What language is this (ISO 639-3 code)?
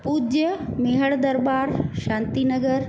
snd